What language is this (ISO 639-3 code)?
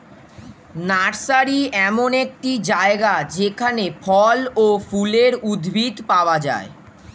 ben